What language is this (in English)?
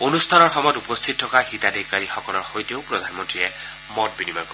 Assamese